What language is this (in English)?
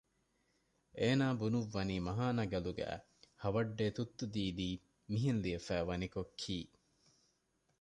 Divehi